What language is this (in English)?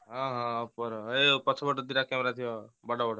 Odia